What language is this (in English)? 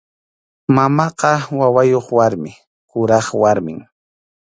Arequipa-La Unión Quechua